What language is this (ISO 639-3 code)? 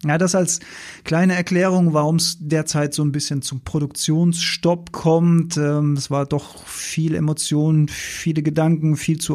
deu